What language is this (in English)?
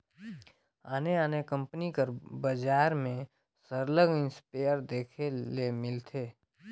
Chhattisgarhi